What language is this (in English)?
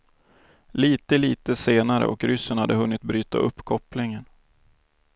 Swedish